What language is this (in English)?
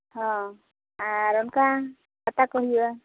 Santali